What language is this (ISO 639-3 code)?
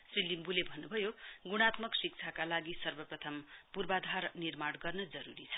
nep